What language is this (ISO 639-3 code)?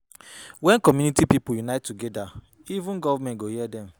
pcm